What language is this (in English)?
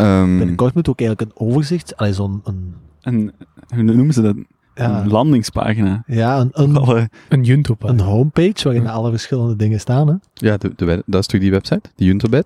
Dutch